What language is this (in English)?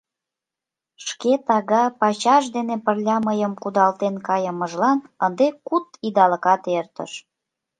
Mari